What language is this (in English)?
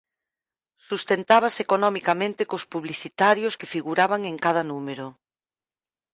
Galician